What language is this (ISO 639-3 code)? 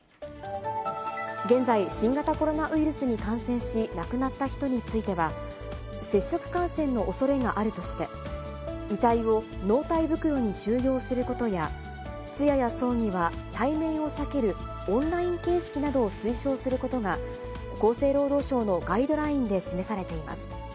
jpn